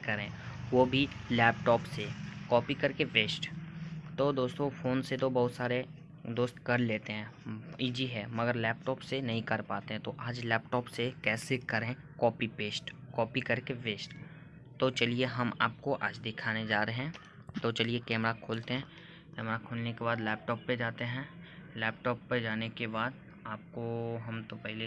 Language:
Hindi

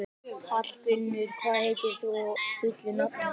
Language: Icelandic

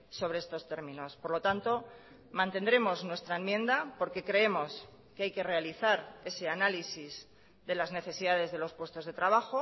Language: Spanish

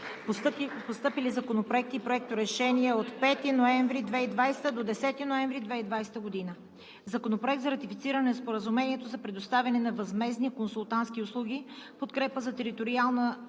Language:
Bulgarian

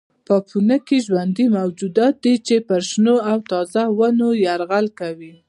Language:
Pashto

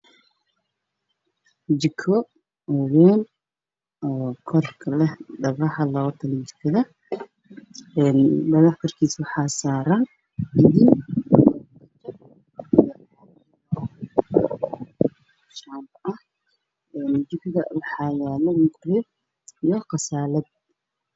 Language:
Somali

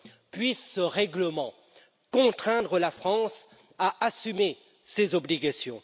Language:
French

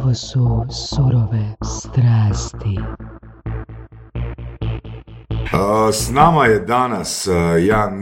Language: Croatian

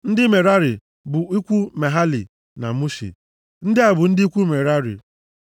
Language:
Igbo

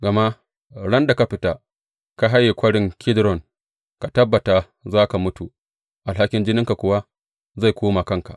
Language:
Hausa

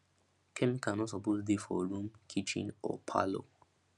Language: Nigerian Pidgin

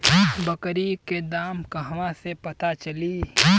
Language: Bhojpuri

